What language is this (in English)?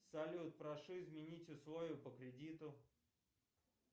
Russian